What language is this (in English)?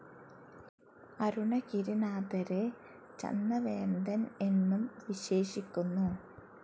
Malayalam